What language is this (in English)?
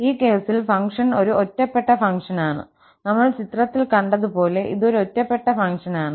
Malayalam